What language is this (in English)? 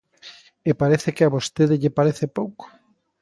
Galician